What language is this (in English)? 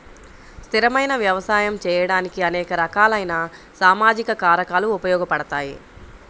Telugu